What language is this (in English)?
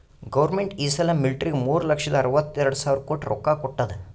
Kannada